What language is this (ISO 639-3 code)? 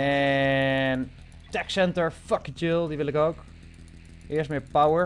nld